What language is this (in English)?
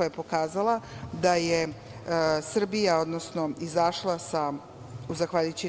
Serbian